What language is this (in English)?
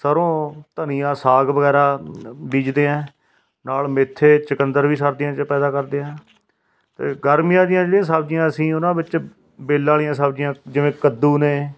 Punjabi